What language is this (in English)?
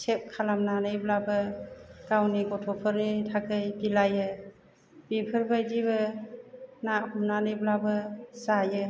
Bodo